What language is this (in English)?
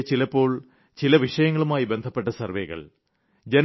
Malayalam